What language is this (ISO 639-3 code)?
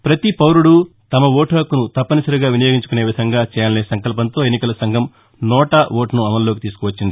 tel